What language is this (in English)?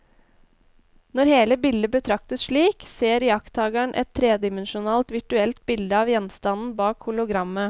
Norwegian